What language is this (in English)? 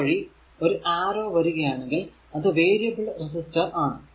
Malayalam